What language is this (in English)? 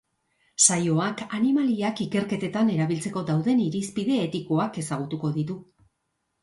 Basque